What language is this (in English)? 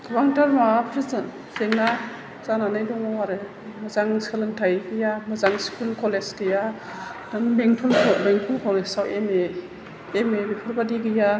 Bodo